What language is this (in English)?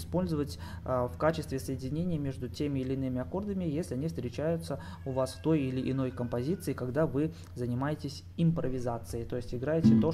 Russian